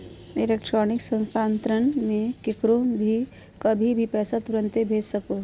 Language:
Magahi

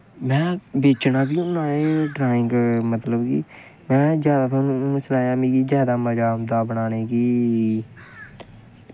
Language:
Dogri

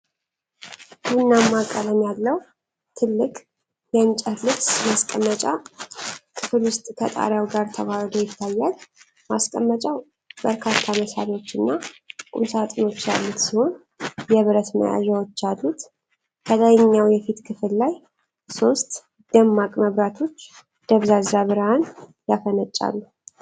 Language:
Amharic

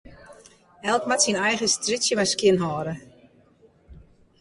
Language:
Western Frisian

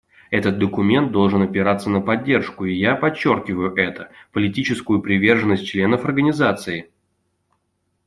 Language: Russian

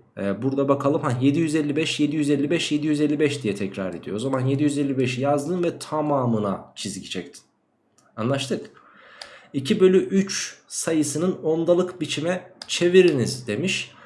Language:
Turkish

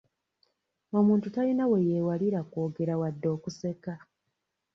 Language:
Ganda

